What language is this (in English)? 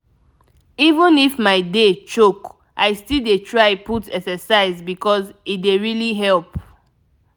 Nigerian Pidgin